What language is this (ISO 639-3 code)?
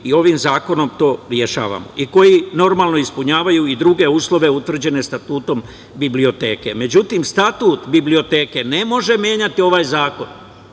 srp